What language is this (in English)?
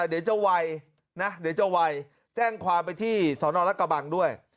Thai